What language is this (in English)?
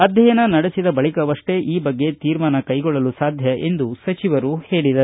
Kannada